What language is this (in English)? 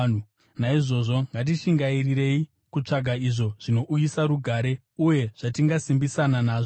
Shona